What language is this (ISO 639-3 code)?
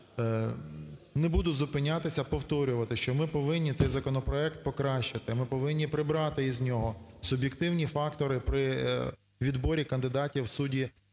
ukr